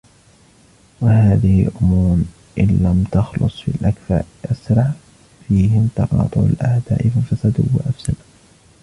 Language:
Arabic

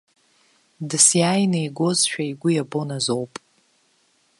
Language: Abkhazian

